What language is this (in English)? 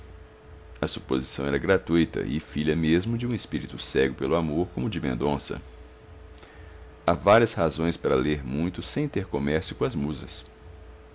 Portuguese